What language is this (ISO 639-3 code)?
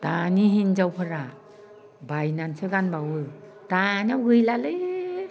brx